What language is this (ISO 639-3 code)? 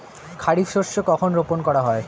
ben